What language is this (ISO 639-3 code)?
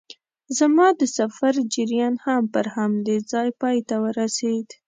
pus